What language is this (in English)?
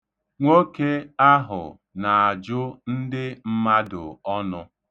Igbo